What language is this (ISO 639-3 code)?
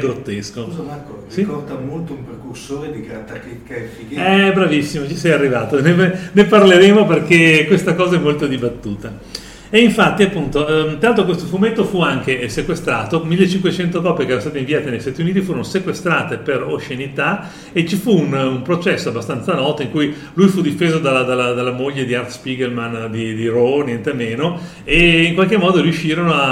ita